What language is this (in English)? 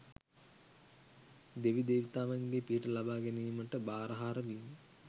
Sinhala